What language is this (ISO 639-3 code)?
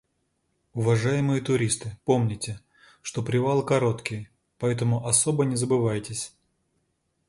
rus